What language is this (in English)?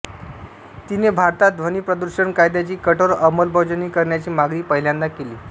Marathi